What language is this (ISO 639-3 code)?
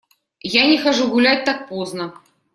rus